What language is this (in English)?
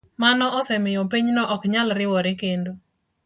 Luo (Kenya and Tanzania)